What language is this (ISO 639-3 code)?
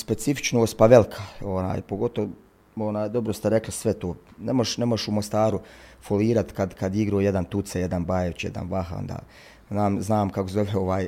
hrv